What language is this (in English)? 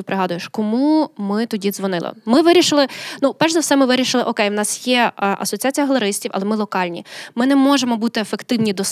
Ukrainian